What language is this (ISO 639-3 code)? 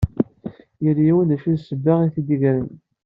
kab